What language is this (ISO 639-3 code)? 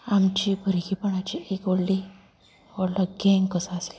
kok